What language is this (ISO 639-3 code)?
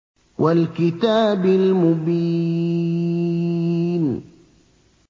ara